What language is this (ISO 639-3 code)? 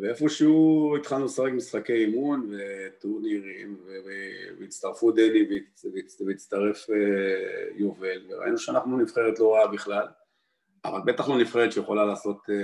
heb